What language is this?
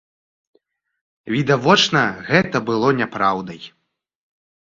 Belarusian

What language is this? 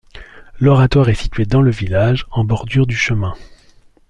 French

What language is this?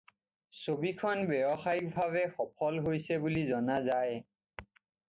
Assamese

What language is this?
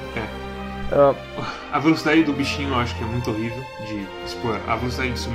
Portuguese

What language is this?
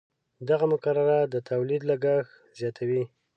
Pashto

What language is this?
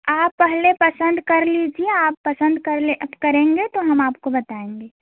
Hindi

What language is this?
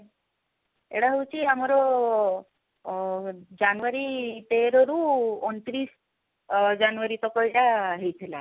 Odia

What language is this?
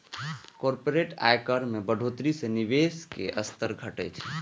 Maithili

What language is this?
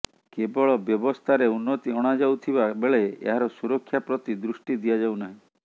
Odia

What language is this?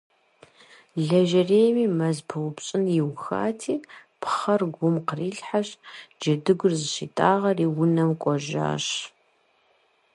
Kabardian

